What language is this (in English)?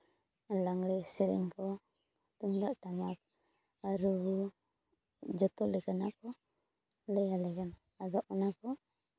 Santali